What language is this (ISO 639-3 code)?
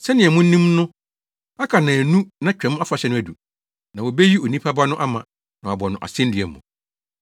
aka